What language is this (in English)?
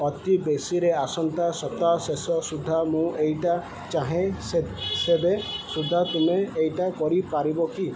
Odia